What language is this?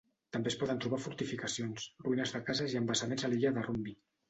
Catalan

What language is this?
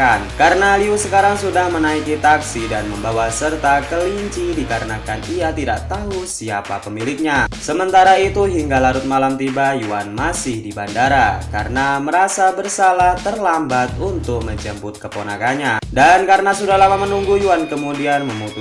Indonesian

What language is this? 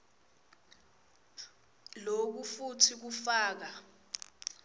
Swati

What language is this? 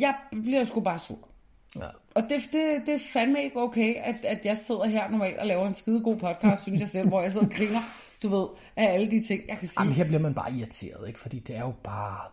Danish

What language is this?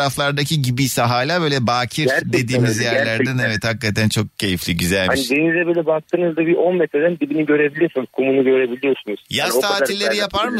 Turkish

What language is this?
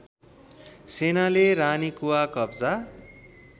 Nepali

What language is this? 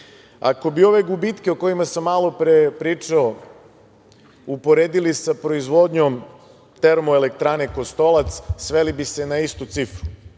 Serbian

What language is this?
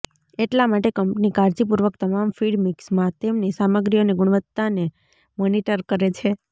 Gujarati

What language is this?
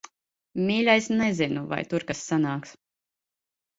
Latvian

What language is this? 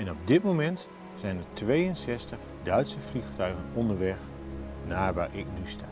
Dutch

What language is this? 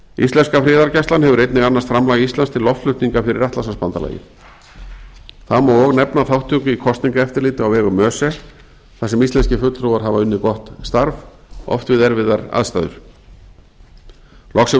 Icelandic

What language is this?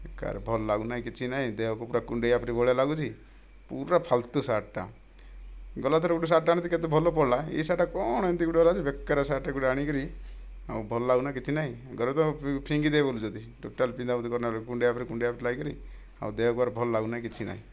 Odia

